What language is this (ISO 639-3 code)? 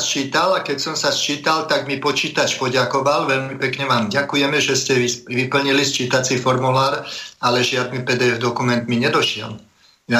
slk